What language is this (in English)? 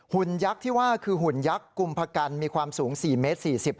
Thai